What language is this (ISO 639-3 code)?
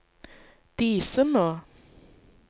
nor